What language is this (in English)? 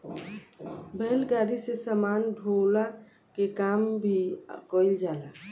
Bhojpuri